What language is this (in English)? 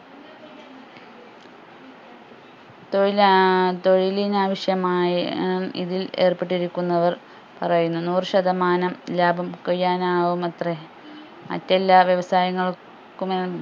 Malayalam